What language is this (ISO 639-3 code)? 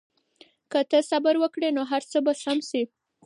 pus